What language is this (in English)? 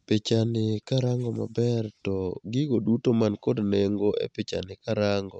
Luo (Kenya and Tanzania)